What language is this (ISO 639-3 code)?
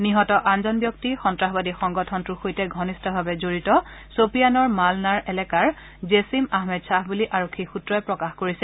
asm